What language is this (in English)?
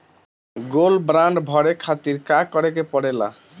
Bhojpuri